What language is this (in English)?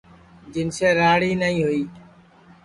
Sansi